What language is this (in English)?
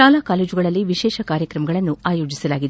Kannada